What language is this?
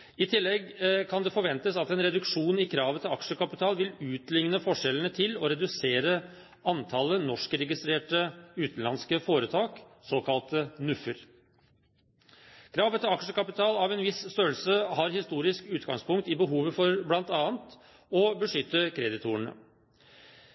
Norwegian Bokmål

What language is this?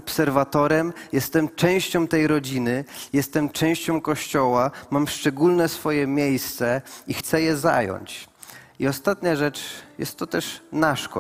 Polish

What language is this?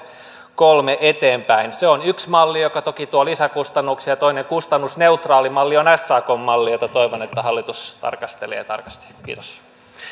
Finnish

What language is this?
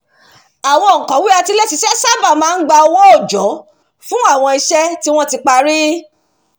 Yoruba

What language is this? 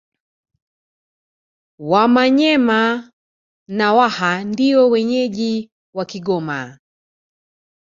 Swahili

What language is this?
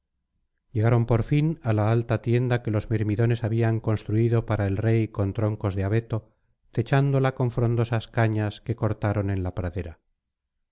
Spanish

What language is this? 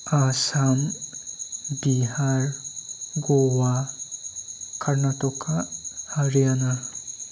Bodo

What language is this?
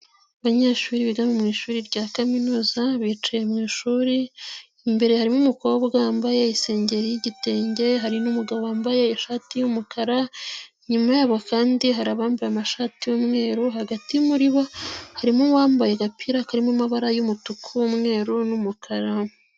Kinyarwanda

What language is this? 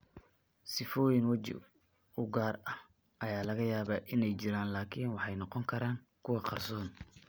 Somali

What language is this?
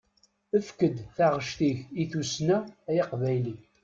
Kabyle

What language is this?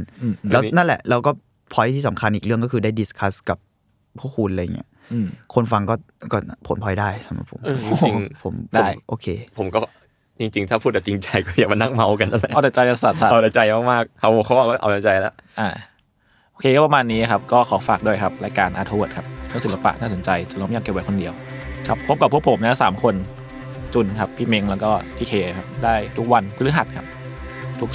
Thai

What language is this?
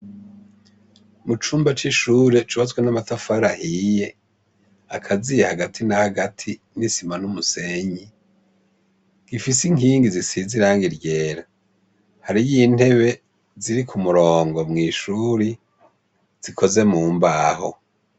Rundi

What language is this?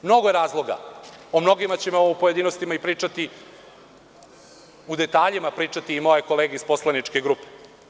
Serbian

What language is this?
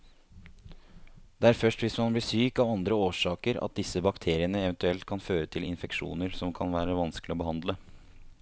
Norwegian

